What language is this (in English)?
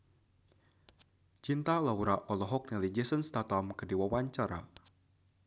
Sundanese